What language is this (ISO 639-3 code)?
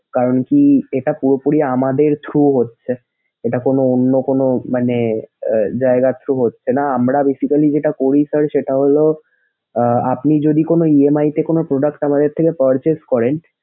ben